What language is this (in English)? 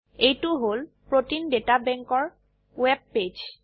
Assamese